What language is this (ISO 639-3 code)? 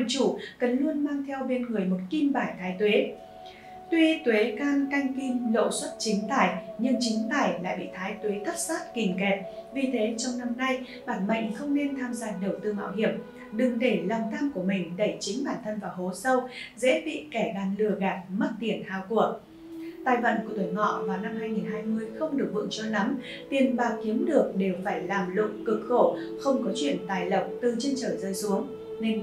vie